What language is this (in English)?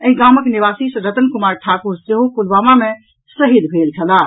Maithili